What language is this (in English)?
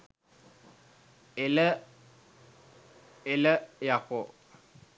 Sinhala